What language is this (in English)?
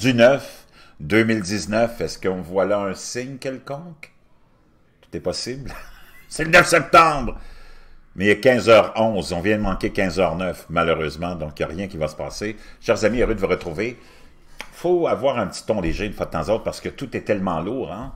French